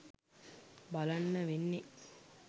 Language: Sinhala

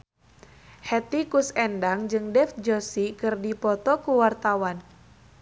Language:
Sundanese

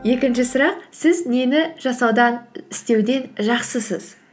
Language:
Kazakh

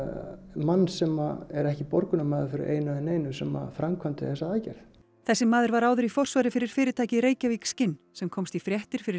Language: Icelandic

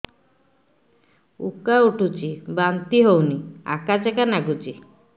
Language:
Odia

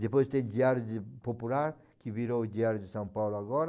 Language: Portuguese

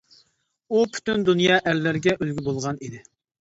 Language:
Uyghur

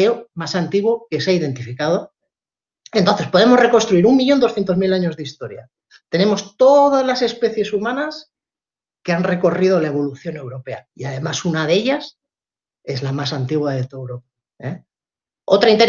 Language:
Spanish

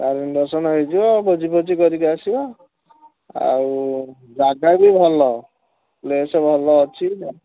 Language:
Odia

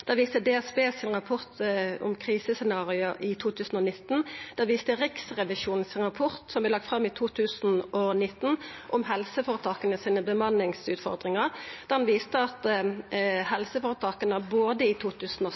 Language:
Norwegian Nynorsk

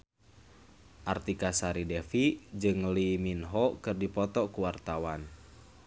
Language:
Sundanese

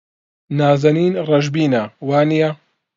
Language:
Central Kurdish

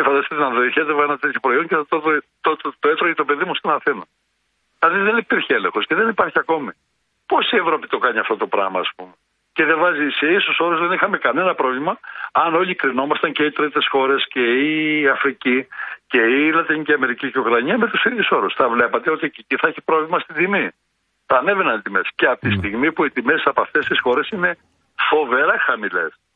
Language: Greek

